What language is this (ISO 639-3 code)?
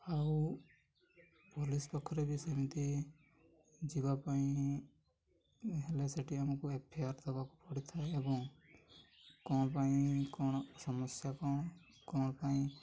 ori